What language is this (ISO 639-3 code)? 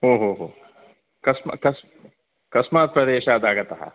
san